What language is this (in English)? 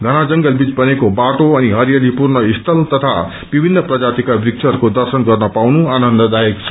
Nepali